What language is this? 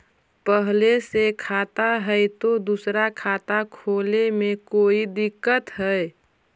Magahi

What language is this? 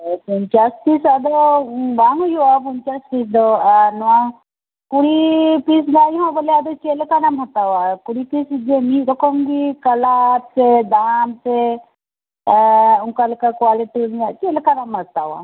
Santali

